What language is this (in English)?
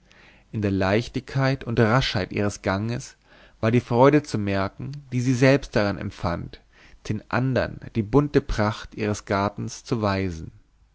German